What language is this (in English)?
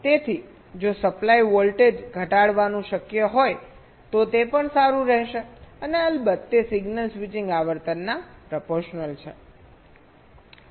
Gujarati